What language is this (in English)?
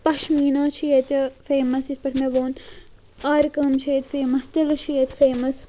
Kashmiri